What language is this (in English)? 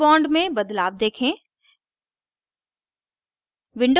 Hindi